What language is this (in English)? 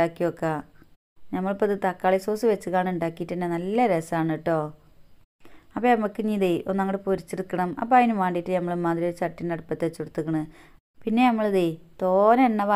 Arabic